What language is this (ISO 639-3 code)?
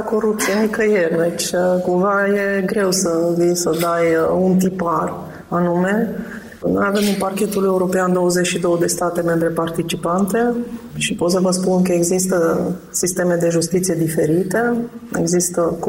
ron